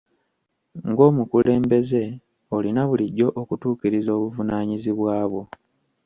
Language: Ganda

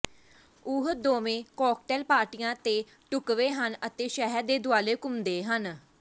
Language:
Punjabi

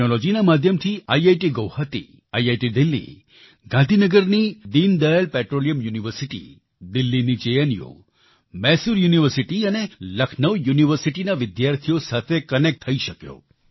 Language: Gujarati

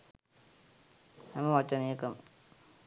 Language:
Sinhala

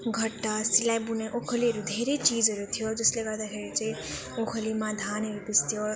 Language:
Nepali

